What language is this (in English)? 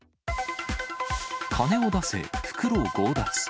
Japanese